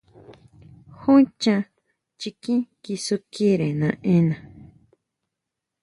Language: Huautla Mazatec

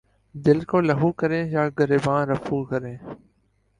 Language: Urdu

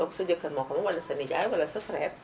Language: Wolof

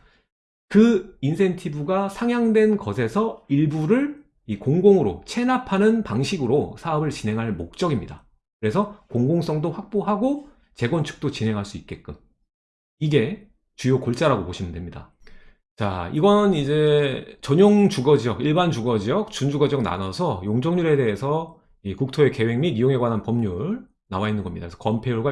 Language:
Korean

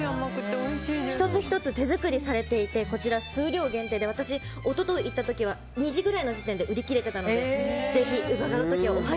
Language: Japanese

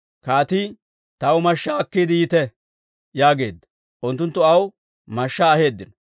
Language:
Dawro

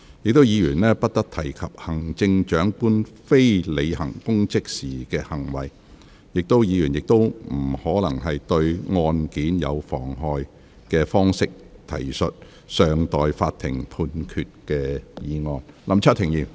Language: Cantonese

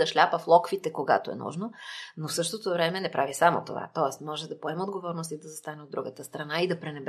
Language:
Bulgarian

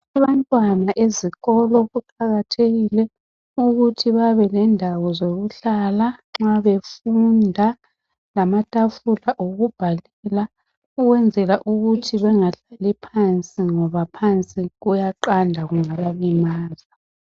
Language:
North Ndebele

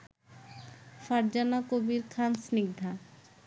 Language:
Bangla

